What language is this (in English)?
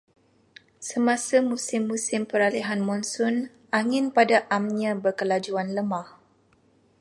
Malay